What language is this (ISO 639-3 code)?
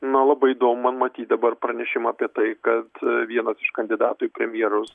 lit